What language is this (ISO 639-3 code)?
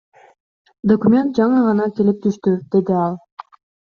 kir